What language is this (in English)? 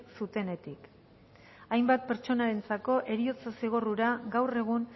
Basque